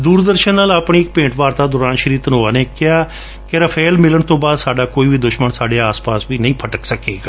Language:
Punjabi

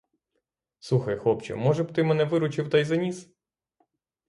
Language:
Ukrainian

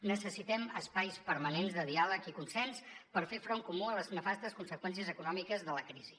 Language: Catalan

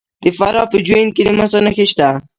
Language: Pashto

